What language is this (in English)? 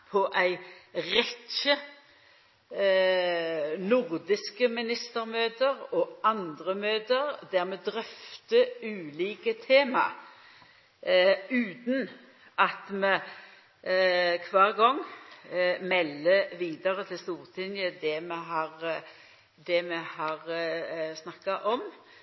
Norwegian Nynorsk